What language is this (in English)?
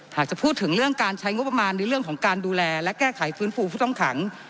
Thai